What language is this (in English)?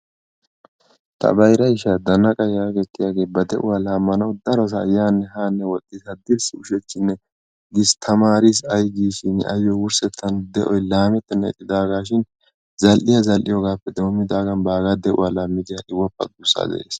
Wolaytta